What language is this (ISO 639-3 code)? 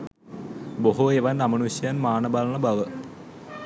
sin